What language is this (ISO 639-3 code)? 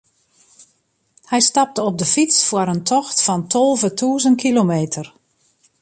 fry